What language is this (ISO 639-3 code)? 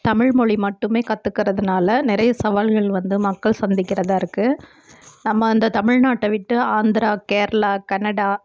tam